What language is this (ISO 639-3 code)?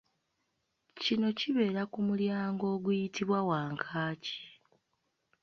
lug